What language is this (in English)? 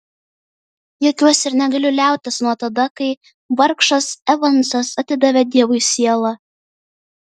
Lithuanian